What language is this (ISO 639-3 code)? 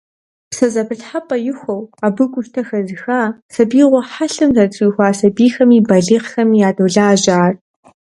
kbd